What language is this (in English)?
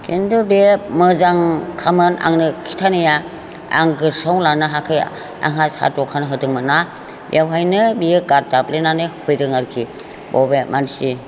Bodo